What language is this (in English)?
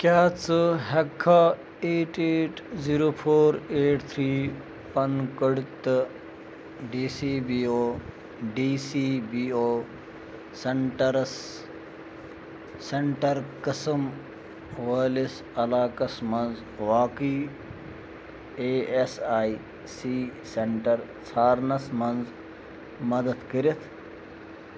Kashmiri